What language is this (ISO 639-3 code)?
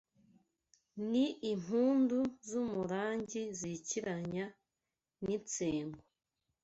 kin